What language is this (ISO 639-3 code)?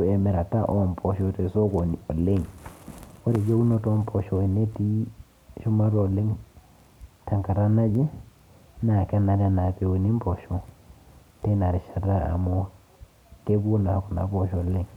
mas